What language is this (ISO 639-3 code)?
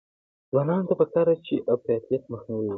pus